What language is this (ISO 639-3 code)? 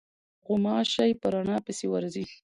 pus